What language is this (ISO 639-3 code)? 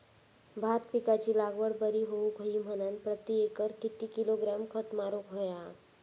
mar